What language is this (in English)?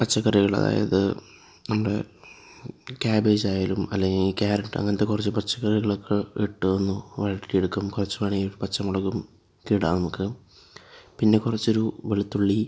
Malayalam